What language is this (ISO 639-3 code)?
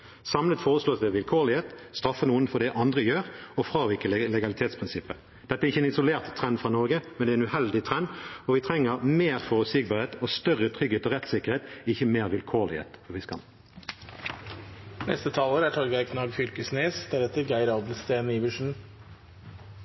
nob